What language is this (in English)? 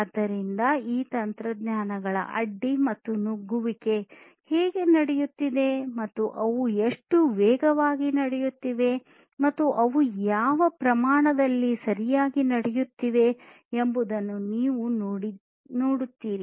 Kannada